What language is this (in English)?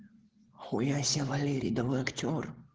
Russian